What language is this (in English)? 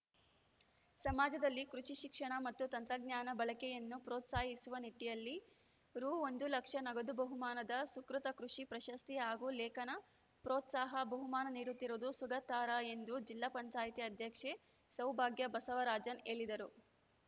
Kannada